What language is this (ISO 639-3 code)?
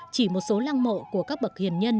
vie